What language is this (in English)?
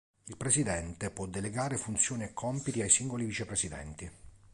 Italian